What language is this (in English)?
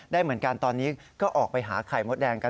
Thai